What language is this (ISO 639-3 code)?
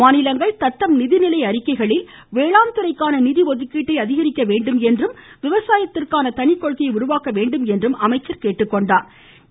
tam